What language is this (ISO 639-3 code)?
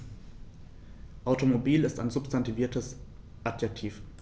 deu